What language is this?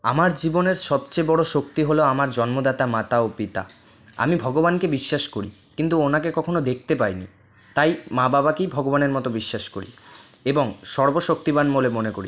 Bangla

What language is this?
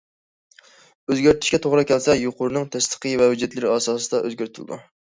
Uyghur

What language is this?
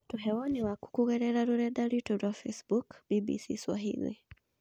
Kikuyu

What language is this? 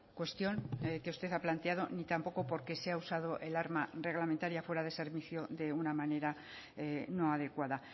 Spanish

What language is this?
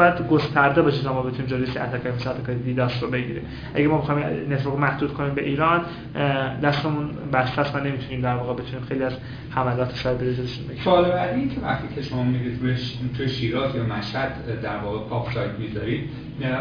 Persian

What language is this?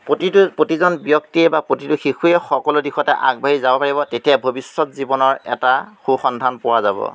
Assamese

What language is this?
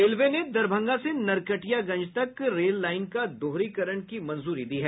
Hindi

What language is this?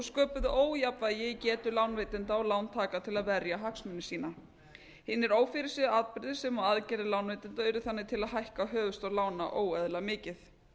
Icelandic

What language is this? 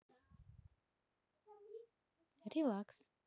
Russian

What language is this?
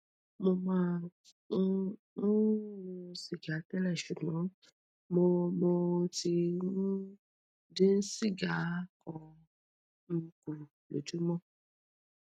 Yoruba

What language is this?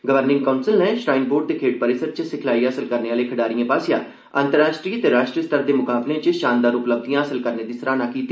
Dogri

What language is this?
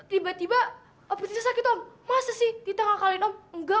Indonesian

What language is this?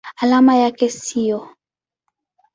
Swahili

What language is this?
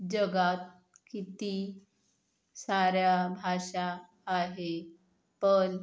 Marathi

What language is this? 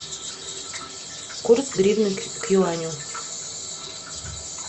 Russian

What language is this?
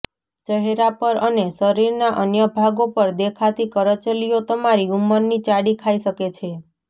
Gujarati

